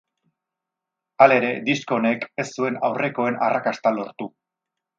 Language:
Basque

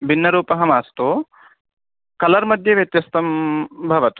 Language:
Sanskrit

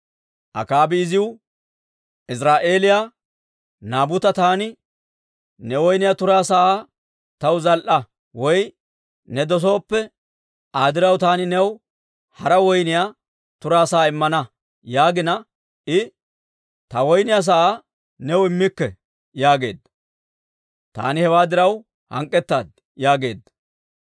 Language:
Dawro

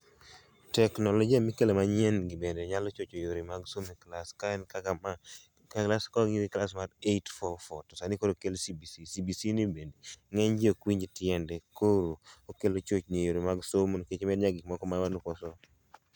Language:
Luo (Kenya and Tanzania)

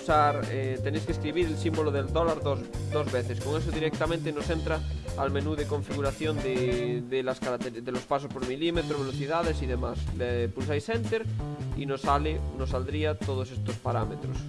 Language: Spanish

